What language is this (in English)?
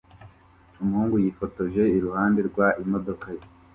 Kinyarwanda